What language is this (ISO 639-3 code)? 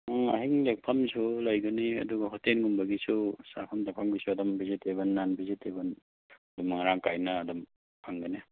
mni